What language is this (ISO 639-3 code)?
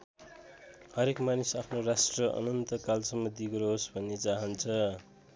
nep